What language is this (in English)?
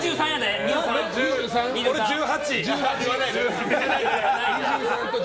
Japanese